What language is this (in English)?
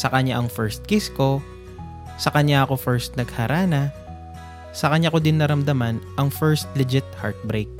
Filipino